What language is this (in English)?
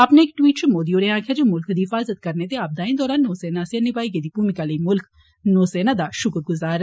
Dogri